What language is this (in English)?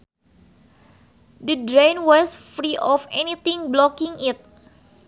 Sundanese